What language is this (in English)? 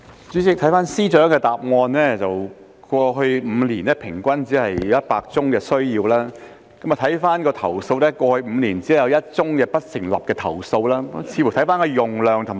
Cantonese